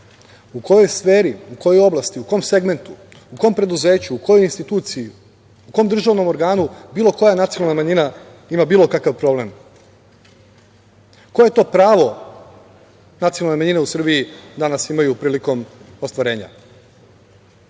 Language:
Serbian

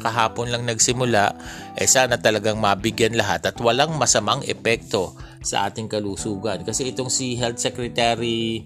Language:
Filipino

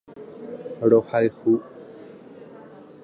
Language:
Guarani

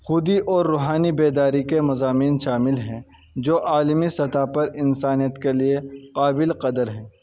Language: Urdu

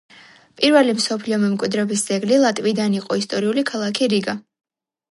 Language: Georgian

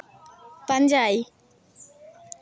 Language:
Santali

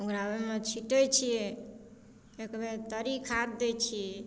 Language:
Maithili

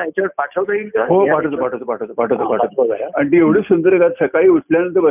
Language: Marathi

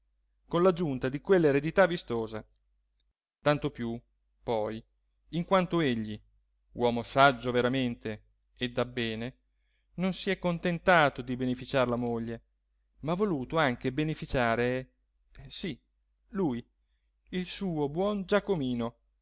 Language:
Italian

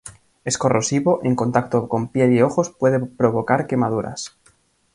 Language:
Spanish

